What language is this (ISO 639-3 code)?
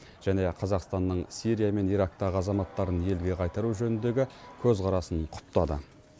kaz